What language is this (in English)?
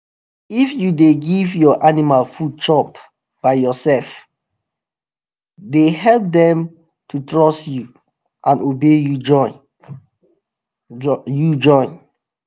Nigerian Pidgin